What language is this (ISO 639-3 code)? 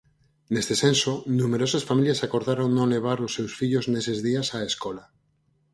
glg